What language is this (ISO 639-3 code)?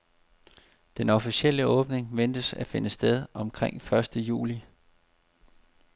dan